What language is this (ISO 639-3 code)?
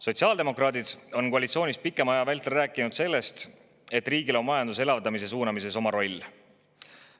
est